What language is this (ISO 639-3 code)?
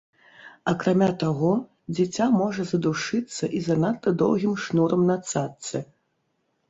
bel